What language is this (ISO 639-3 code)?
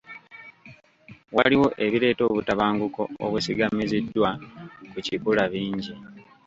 lug